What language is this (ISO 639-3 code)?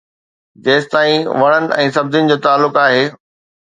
snd